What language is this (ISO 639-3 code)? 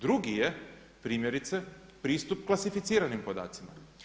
hrv